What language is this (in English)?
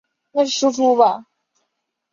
Chinese